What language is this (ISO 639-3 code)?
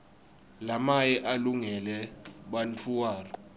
ssw